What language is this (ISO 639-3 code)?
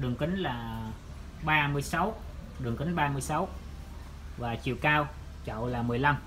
vie